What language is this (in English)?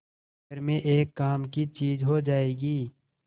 Hindi